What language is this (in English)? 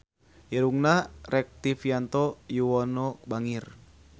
Sundanese